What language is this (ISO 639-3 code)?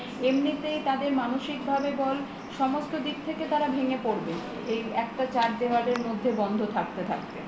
ben